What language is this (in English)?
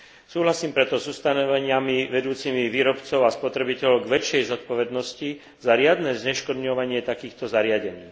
Slovak